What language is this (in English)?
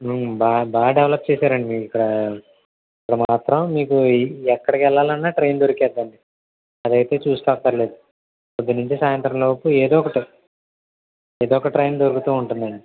Telugu